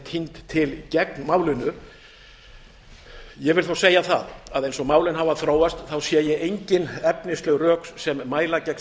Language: Icelandic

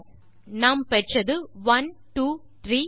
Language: Tamil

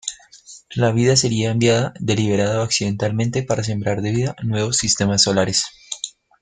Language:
Spanish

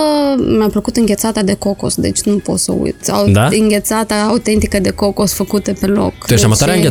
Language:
Romanian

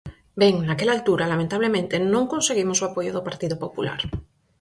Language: Galician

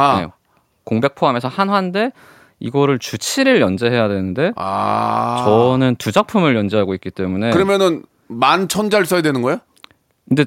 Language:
Korean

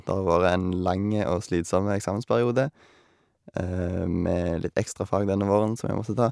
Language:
Norwegian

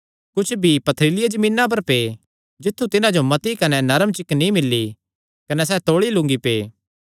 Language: Kangri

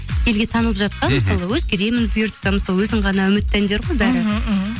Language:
Kazakh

